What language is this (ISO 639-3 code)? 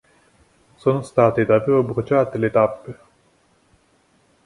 ita